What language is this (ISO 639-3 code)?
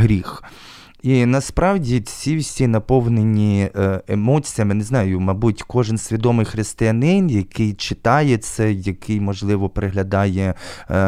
ukr